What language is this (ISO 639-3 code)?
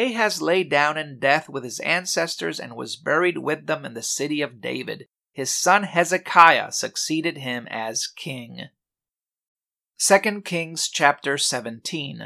eng